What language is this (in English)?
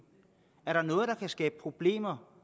Danish